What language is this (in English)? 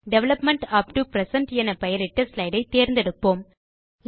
Tamil